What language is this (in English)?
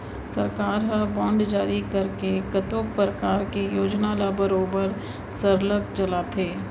Chhattisgarhi